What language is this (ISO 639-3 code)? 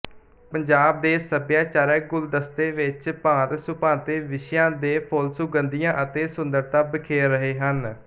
pan